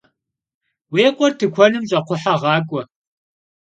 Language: Kabardian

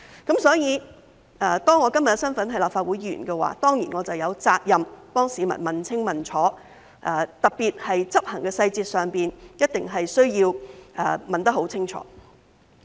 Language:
Cantonese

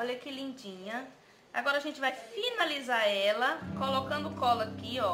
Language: Portuguese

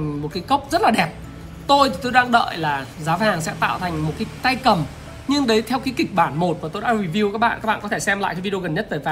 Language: Vietnamese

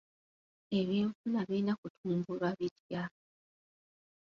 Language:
Ganda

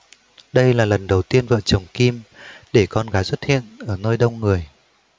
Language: Vietnamese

